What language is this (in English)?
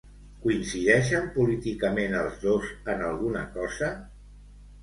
Catalan